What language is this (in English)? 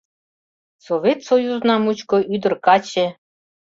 Mari